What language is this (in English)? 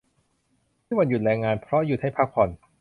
Thai